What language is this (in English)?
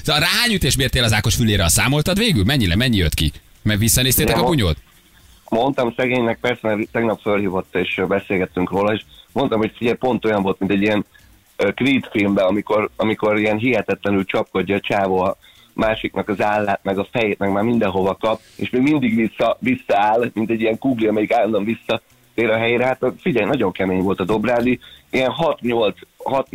Hungarian